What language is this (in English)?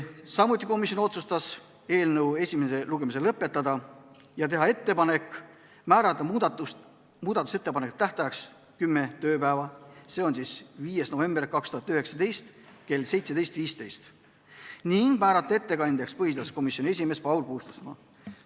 Estonian